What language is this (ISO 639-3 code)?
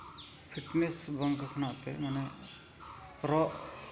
sat